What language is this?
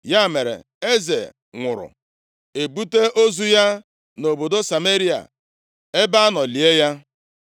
Igbo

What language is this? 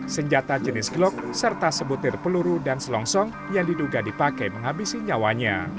Indonesian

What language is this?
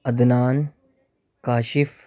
Urdu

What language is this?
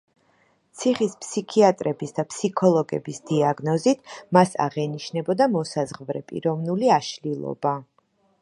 Georgian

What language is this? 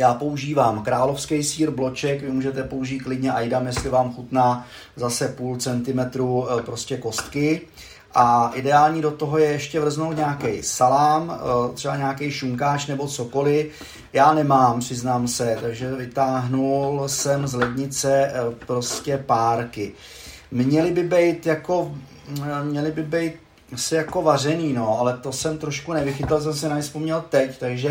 Czech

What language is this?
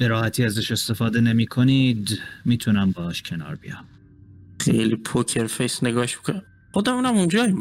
Persian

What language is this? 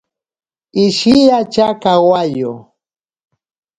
Ashéninka Perené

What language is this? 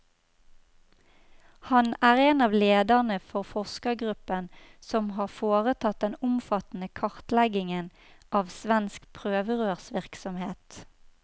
Norwegian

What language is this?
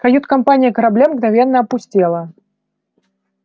Russian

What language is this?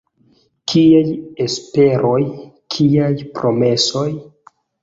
Esperanto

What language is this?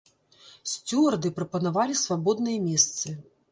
Belarusian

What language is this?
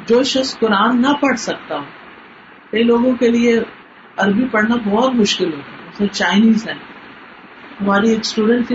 Urdu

